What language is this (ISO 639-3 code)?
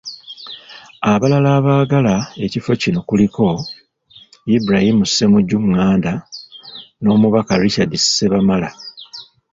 lug